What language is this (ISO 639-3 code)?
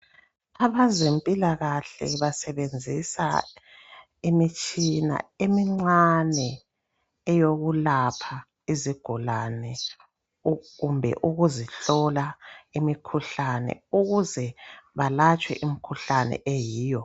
nde